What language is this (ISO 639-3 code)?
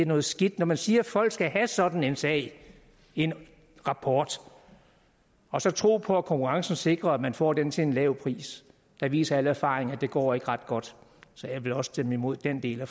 dan